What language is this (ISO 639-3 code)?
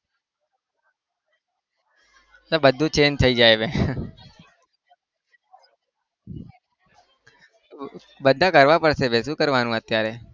guj